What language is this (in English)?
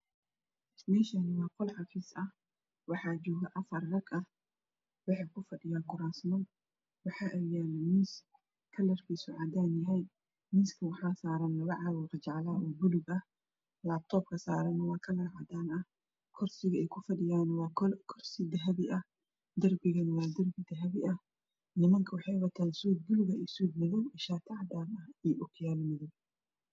Somali